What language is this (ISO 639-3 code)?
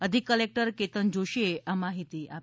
guj